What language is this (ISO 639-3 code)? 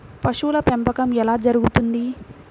tel